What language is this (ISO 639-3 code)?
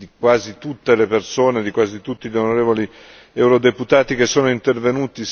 ita